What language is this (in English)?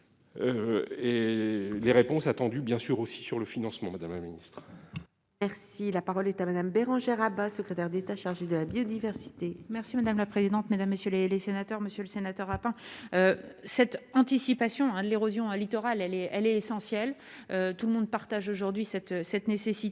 French